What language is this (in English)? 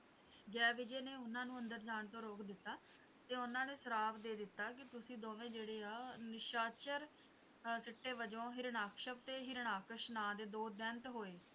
Punjabi